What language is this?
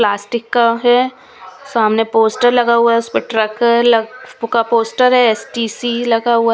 Hindi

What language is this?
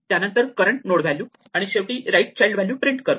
Marathi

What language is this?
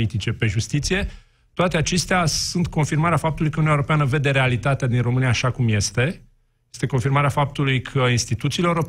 Romanian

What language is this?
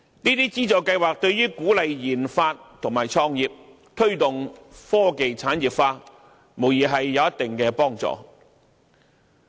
Cantonese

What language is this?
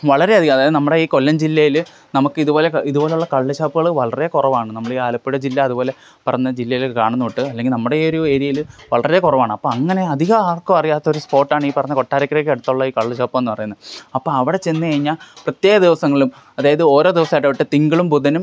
Malayalam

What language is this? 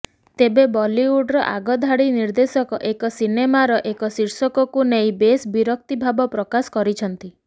Odia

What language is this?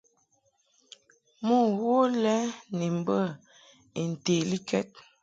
Mungaka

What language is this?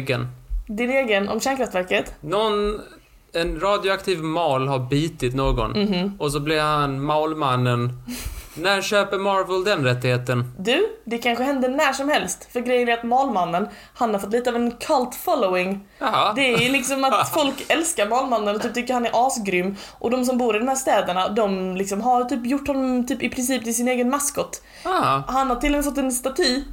Swedish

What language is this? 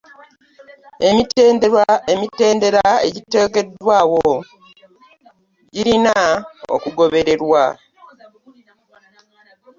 Ganda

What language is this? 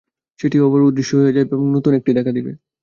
Bangla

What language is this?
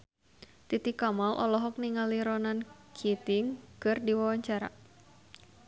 Sundanese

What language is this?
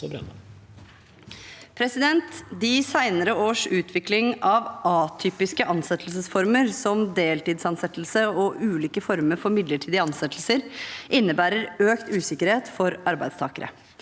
Norwegian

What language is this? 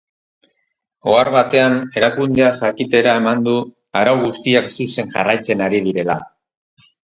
Basque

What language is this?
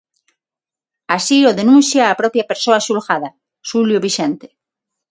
Galician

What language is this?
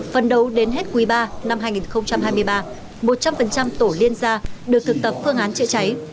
Vietnamese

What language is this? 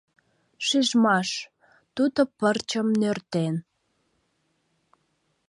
Mari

